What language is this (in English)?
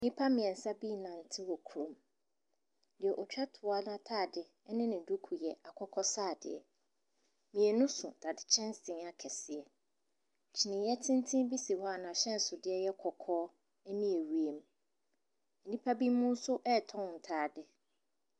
Akan